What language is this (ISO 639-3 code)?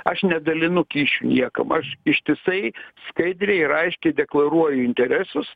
lit